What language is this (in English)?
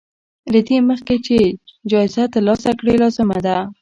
Pashto